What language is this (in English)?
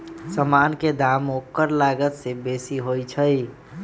Magahi